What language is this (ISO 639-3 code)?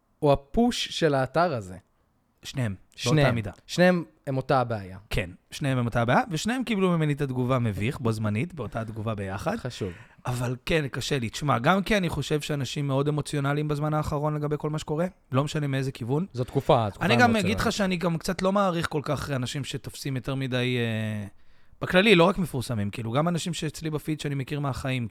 heb